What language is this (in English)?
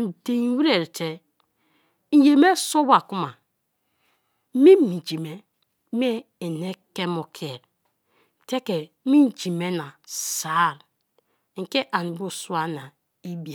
Kalabari